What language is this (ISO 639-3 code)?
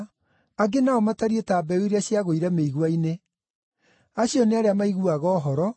kik